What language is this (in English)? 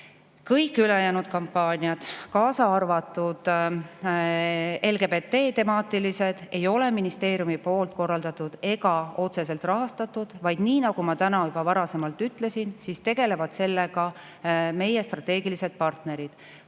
Estonian